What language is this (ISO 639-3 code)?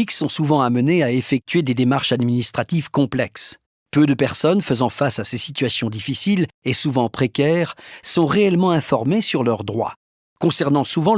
fra